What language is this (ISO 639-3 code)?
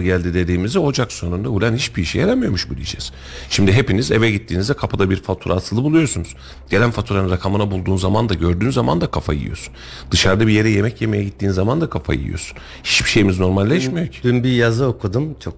tur